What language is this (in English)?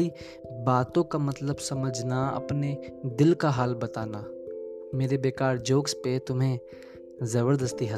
Hindi